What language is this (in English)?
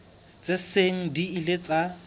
Southern Sotho